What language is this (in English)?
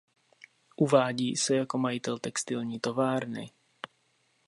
Czech